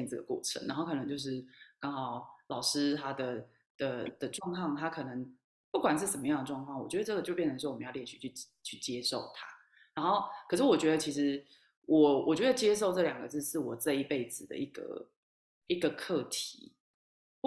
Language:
Chinese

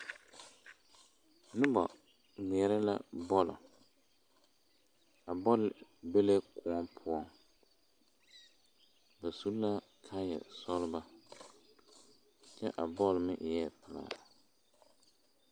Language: Southern Dagaare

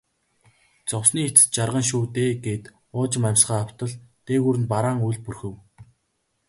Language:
Mongolian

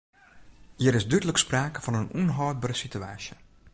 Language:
Western Frisian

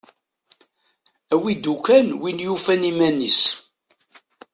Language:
Kabyle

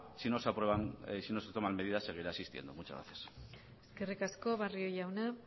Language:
Spanish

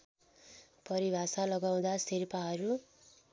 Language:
Nepali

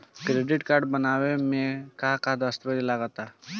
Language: Bhojpuri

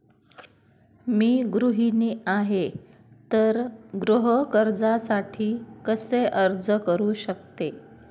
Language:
Marathi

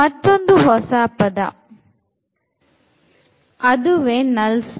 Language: Kannada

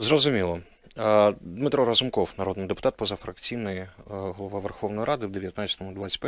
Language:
Ukrainian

